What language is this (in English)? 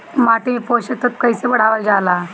Bhojpuri